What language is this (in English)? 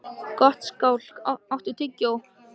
Icelandic